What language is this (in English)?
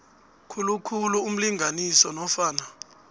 South Ndebele